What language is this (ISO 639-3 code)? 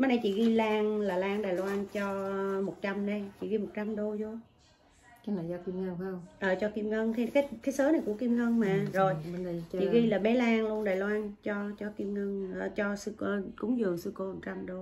vie